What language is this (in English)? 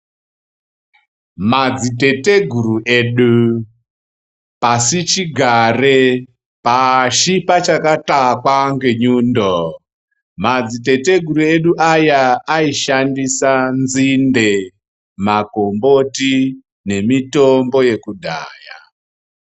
Ndau